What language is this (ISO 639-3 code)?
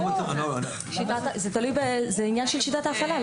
heb